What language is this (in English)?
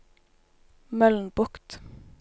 Norwegian